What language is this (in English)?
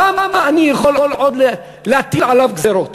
Hebrew